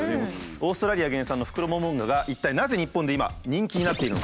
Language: Japanese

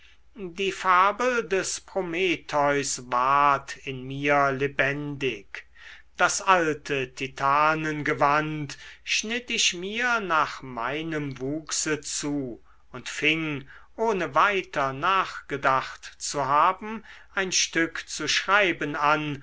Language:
German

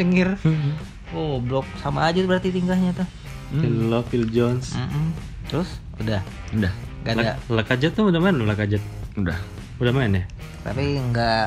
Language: Indonesian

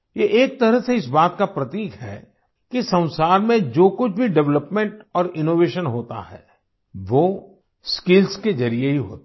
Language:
Hindi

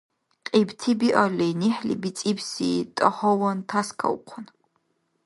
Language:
Dargwa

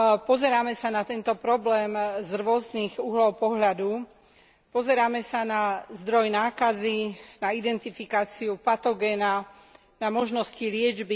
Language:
Slovak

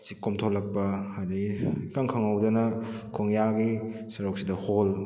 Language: Manipuri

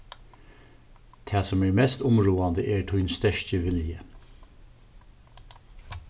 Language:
Faroese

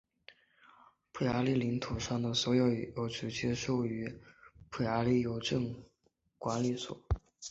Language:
Chinese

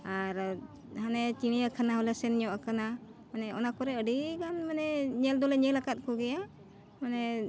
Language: Santali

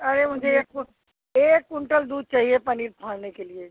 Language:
Hindi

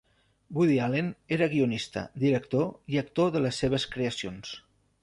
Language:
Catalan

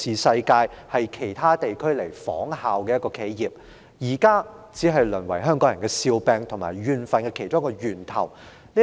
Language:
Cantonese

